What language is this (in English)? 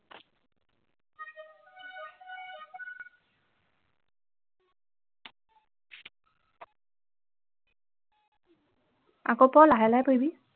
Assamese